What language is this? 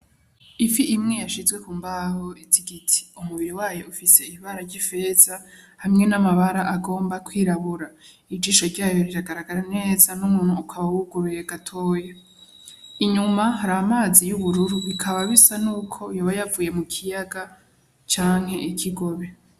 Rundi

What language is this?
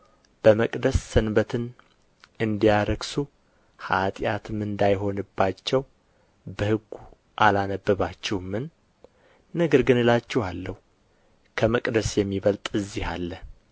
Amharic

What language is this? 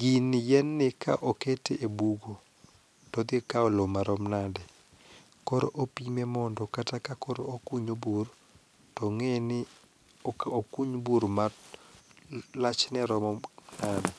Luo (Kenya and Tanzania)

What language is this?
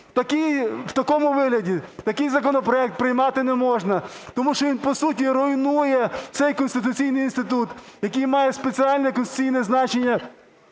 Ukrainian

